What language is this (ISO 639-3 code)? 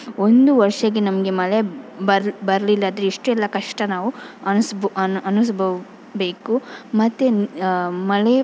kan